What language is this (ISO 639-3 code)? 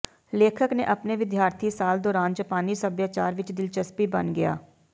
pan